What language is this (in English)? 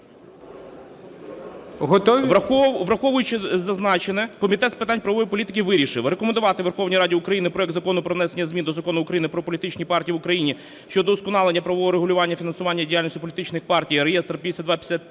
Ukrainian